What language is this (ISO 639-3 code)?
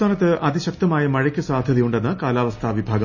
mal